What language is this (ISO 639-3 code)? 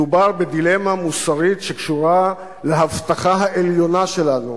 heb